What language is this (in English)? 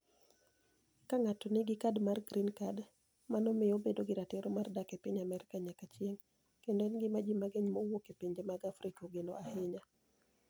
Luo (Kenya and Tanzania)